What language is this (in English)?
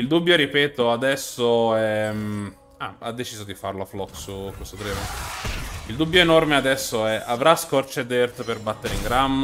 Italian